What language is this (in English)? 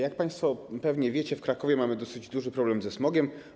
Polish